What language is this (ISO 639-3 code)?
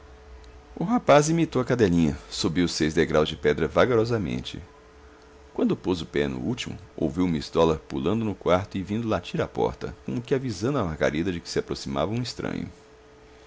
por